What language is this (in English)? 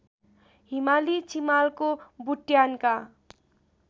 Nepali